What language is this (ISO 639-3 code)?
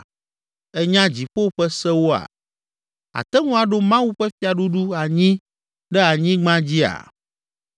ewe